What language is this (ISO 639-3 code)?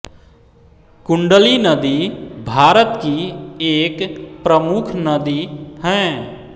hin